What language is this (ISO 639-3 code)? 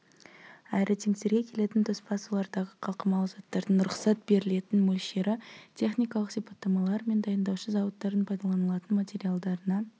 kaz